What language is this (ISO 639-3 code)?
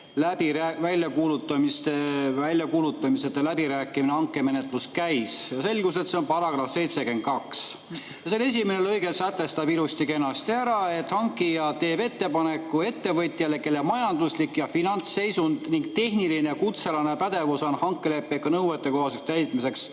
est